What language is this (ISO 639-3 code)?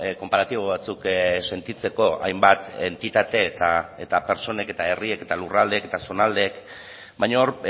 eus